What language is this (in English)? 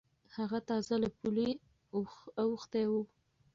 Pashto